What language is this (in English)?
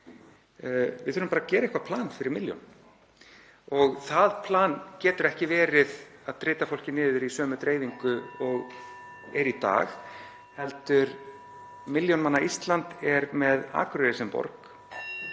Icelandic